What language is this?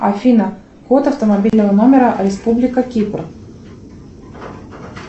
Russian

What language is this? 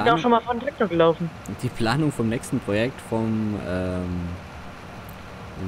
German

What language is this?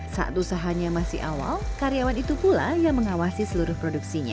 Indonesian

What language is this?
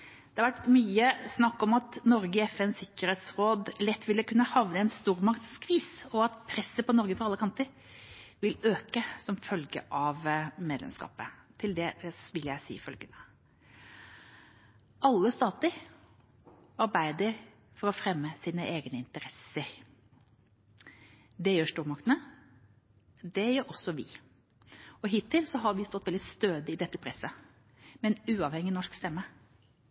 Norwegian Bokmål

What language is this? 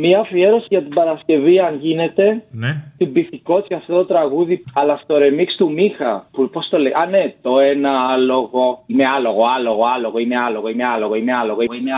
Greek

